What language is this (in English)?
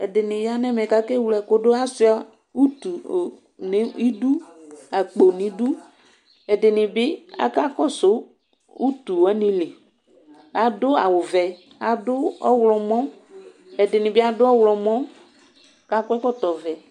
Ikposo